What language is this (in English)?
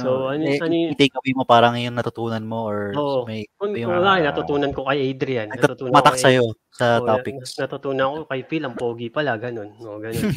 Filipino